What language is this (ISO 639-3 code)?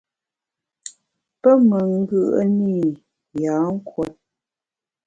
bax